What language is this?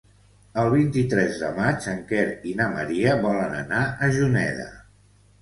Catalan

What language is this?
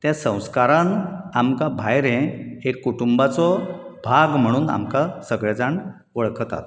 Konkani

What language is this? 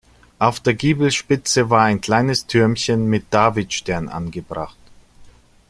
German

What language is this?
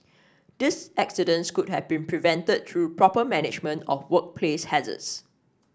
English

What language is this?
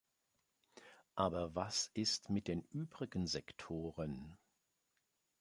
German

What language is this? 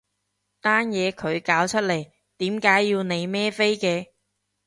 Cantonese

